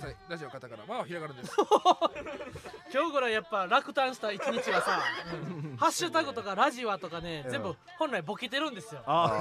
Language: Japanese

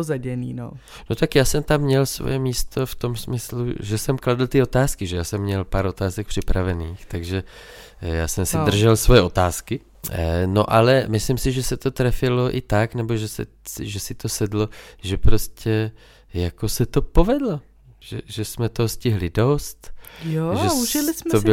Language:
Czech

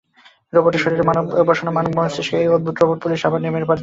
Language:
Bangla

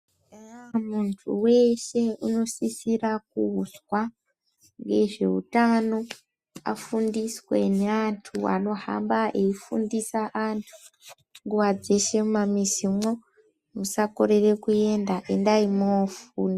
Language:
Ndau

